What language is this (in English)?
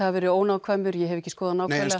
Icelandic